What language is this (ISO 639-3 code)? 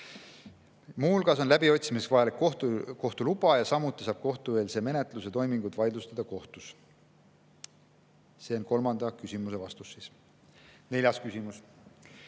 est